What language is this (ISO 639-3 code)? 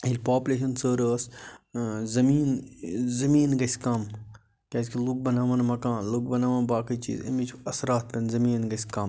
kas